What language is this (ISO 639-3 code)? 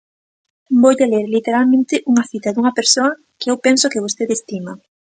glg